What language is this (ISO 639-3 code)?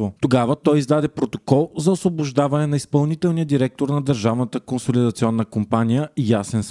bul